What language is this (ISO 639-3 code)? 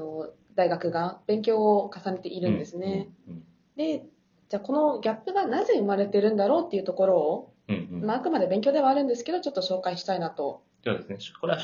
jpn